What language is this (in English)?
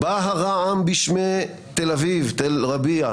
Hebrew